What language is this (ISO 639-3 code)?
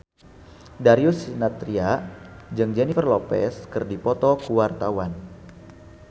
sun